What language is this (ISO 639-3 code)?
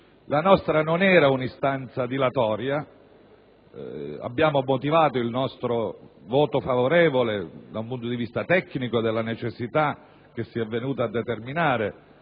ita